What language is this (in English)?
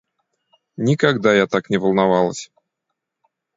Russian